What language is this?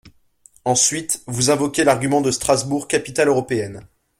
French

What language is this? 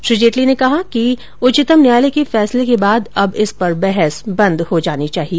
Hindi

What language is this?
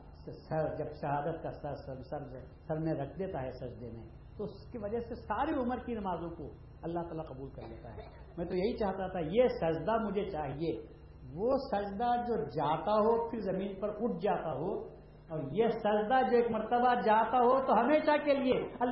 Urdu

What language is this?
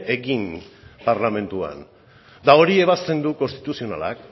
Basque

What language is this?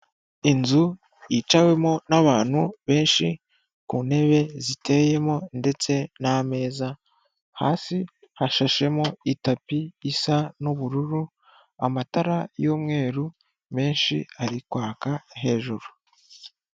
Kinyarwanda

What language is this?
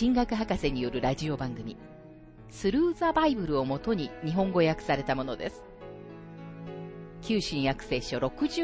Japanese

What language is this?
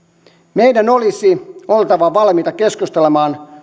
Finnish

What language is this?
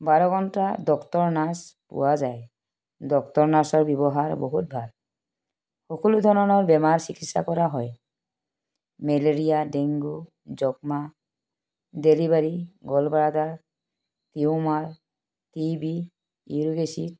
Assamese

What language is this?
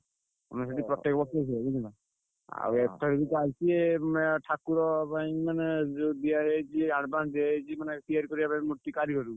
Odia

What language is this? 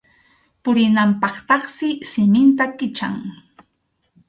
Arequipa-La Unión Quechua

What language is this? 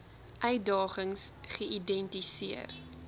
Afrikaans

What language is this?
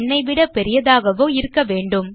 Tamil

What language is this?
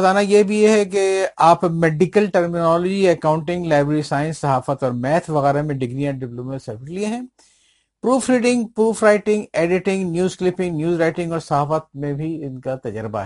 Urdu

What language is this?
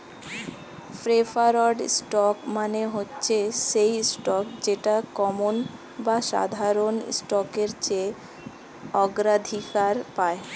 Bangla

